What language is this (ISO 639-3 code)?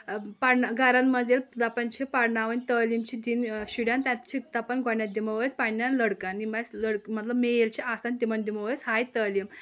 kas